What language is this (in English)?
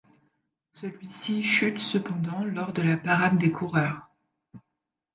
French